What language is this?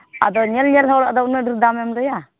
Santali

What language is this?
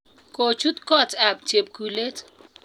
Kalenjin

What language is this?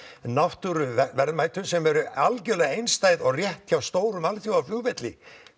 Icelandic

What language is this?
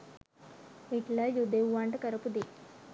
Sinhala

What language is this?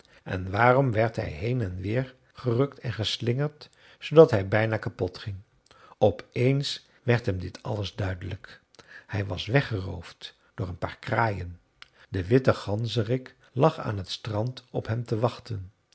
Dutch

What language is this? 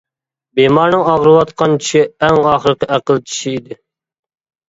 Uyghur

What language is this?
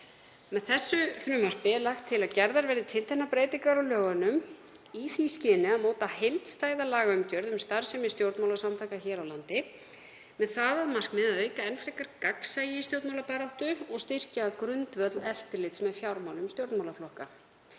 Icelandic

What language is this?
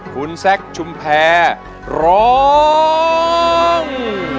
Thai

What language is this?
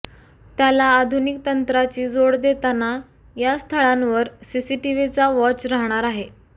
Marathi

